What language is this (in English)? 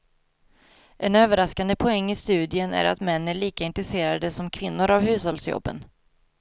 Swedish